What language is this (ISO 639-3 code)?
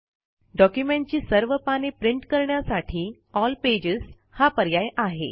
mar